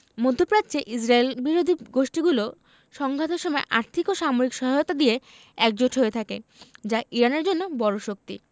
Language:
Bangla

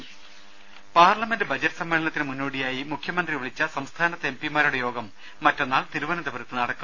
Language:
Malayalam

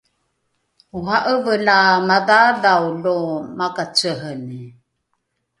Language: Rukai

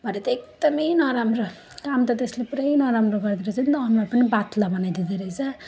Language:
Nepali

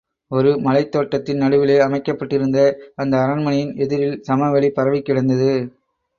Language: Tamil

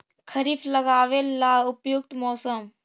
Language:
Magahi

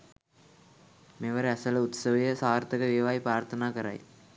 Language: Sinhala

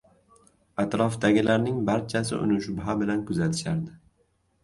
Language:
Uzbek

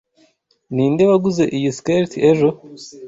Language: Kinyarwanda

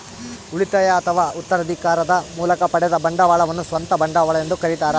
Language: Kannada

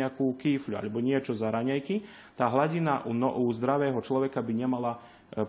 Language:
Slovak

